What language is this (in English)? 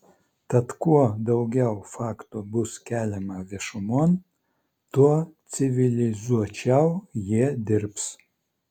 Lithuanian